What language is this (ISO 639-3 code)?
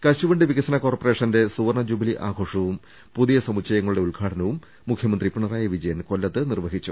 mal